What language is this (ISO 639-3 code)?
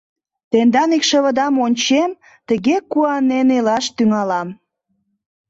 chm